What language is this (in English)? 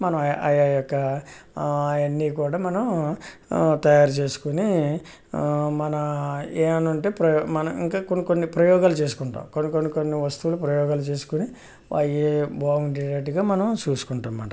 Telugu